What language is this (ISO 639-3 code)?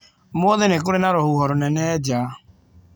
kik